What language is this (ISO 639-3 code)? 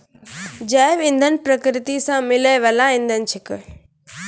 mai